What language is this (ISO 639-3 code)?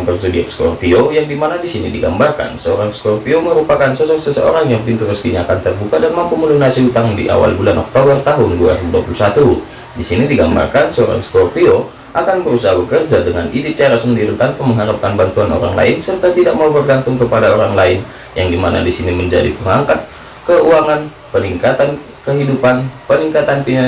ind